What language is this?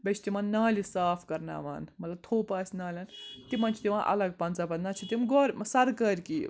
Kashmiri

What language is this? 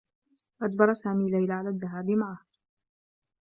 Arabic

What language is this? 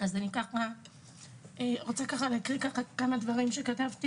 Hebrew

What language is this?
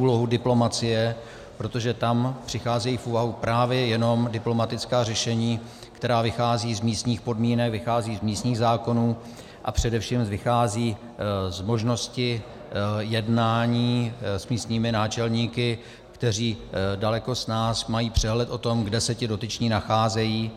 Czech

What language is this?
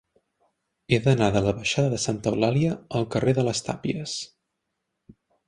Catalan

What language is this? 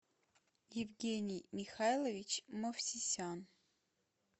Russian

